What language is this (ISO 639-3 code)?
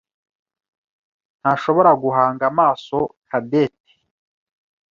kin